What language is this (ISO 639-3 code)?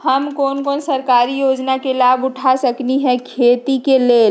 mag